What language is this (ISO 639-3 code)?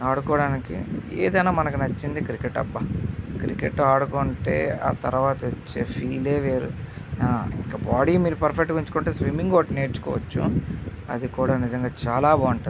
tel